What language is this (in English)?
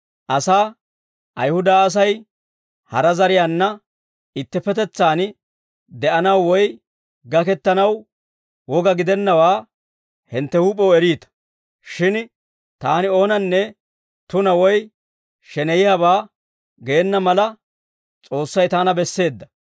Dawro